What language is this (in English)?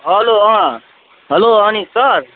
Nepali